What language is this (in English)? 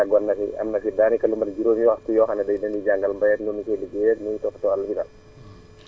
Wolof